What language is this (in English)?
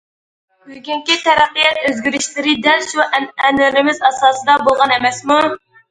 Uyghur